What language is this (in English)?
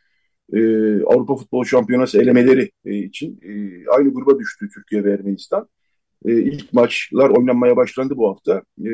Turkish